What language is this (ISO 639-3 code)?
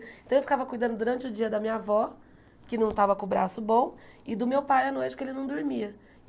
por